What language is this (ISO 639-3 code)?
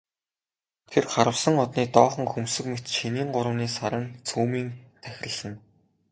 mon